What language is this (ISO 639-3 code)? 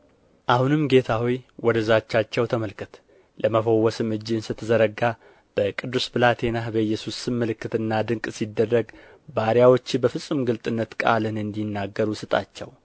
amh